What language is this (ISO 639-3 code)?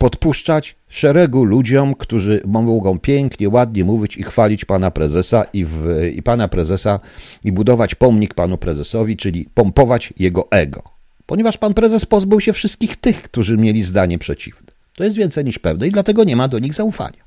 pol